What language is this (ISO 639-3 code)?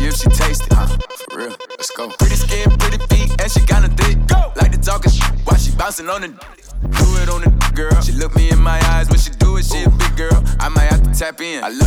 eng